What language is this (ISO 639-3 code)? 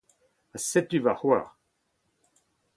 bre